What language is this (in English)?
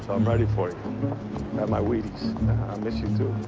English